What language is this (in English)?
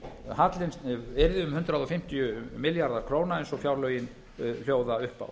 Icelandic